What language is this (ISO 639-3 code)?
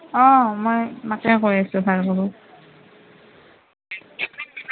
asm